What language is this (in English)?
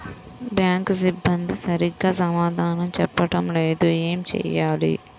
Telugu